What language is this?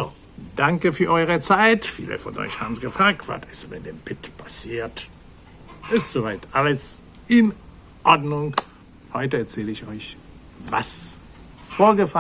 German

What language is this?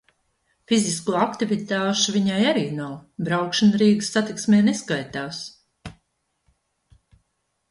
Latvian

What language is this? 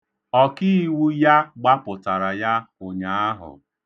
Igbo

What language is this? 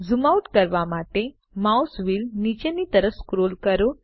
Gujarati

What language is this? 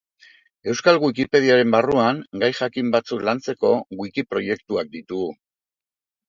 Basque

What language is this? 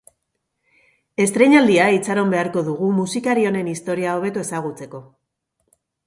Basque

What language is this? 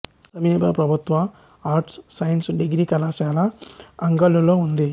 Telugu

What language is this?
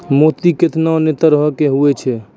Maithili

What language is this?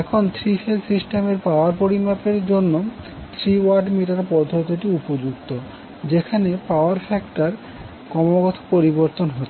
Bangla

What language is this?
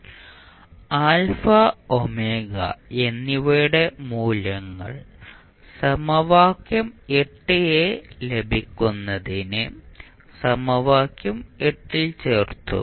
Malayalam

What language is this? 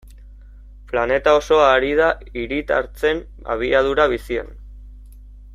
Basque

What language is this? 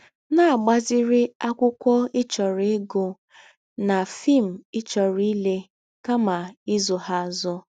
Igbo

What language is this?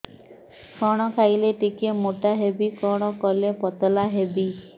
Odia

